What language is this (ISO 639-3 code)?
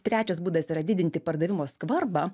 lit